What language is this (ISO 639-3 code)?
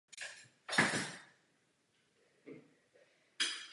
ces